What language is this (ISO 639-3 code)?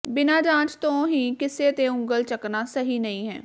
pan